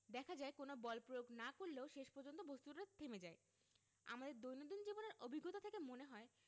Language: Bangla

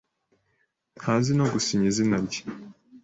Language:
Kinyarwanda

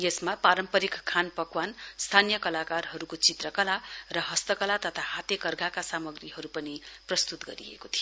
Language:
Nepali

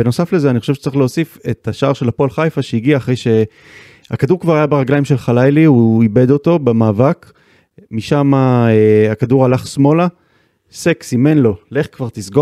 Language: Hebrew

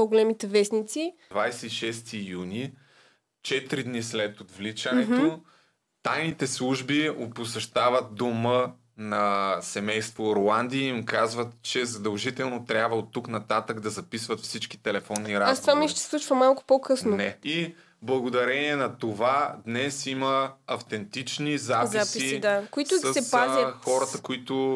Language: Bulgarian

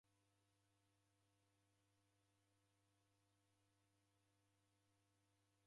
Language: Taita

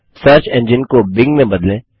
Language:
Hindi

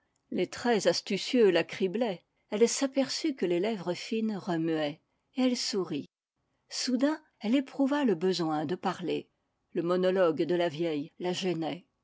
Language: French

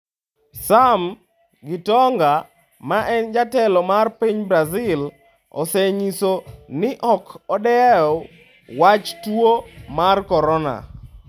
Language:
Luo (Kenya and Tanzania)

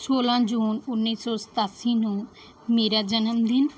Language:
Punjabi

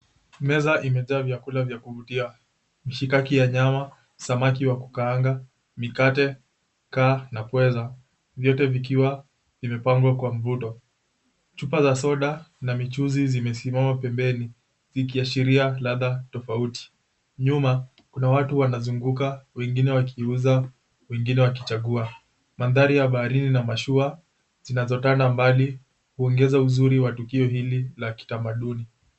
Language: Swahili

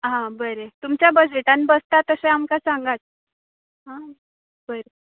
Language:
Konkani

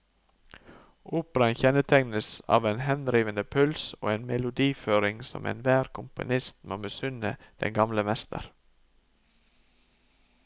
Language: Norwegian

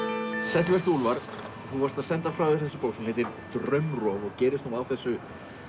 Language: Icelandic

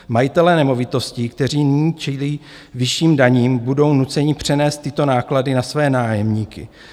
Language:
Czech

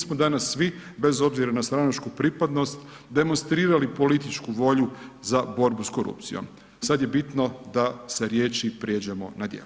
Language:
Croatian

